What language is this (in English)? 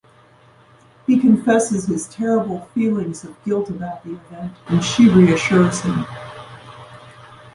English